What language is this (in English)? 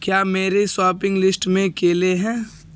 Urdu